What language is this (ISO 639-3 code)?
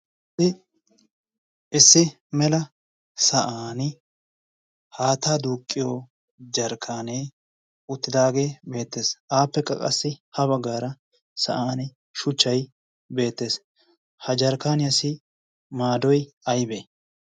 wal